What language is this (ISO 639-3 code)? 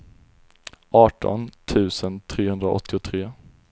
swe